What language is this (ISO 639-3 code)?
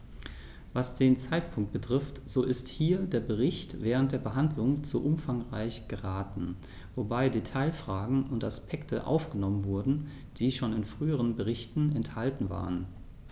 deu